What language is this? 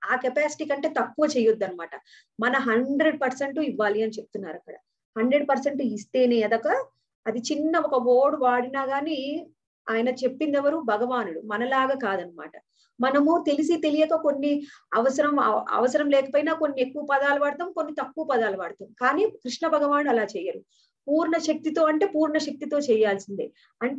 Hindi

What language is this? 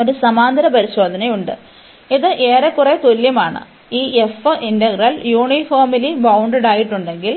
Malayalam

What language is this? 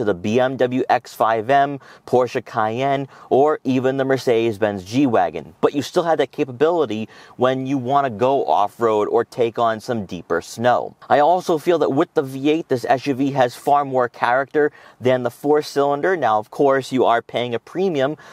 English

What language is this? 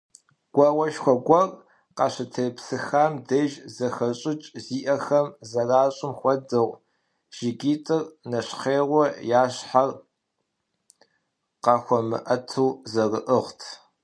Kabardian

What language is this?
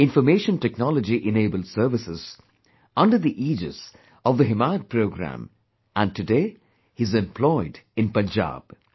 English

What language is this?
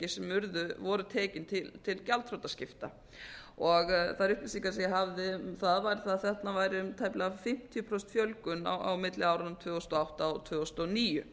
Icelandic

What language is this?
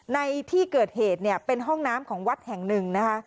Thai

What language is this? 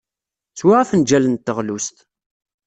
Kabyle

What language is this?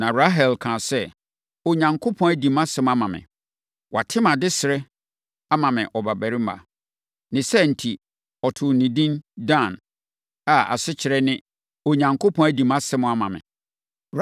Akan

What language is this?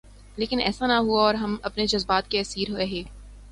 Urdu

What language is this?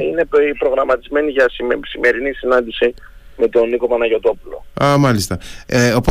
Greek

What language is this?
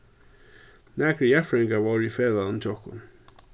Faroese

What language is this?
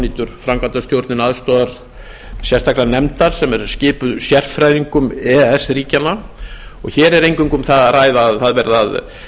Icelandic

